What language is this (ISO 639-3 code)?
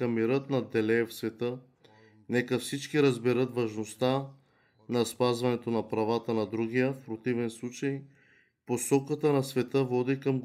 bul